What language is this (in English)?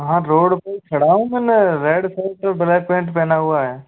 Hindi